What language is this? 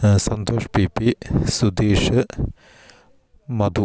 Malayalam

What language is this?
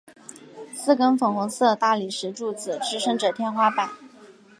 Chinese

